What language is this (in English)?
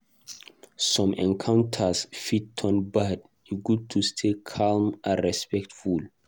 Nigerian Pidgin